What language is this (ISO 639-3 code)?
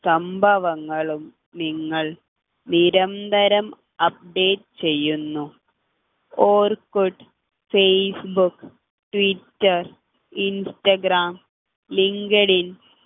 mal